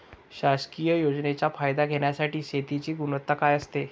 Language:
Marathi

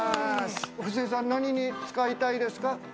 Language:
Japanese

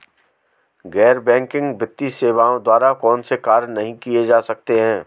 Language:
Hindi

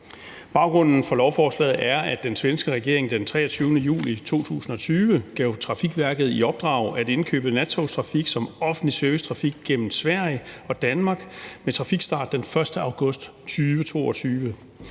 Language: Danish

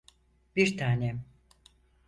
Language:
Turkish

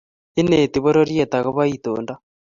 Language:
Kalenjin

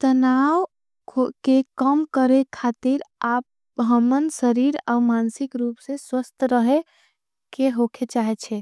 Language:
Angika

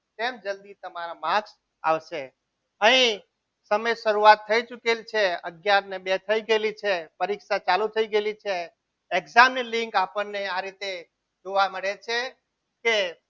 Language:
Gujarati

